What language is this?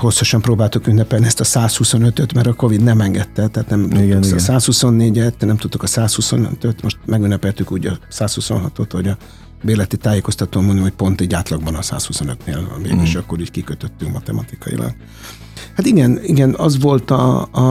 Hungarian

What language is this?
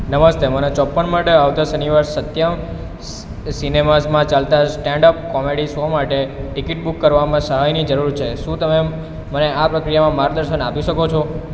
Gujarati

